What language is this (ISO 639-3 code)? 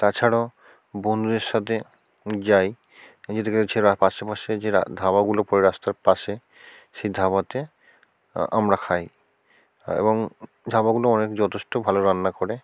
ben